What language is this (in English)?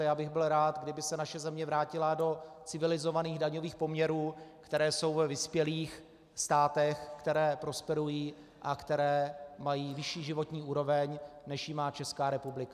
Czech